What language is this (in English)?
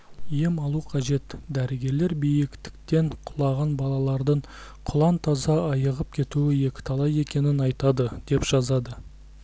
Kazakh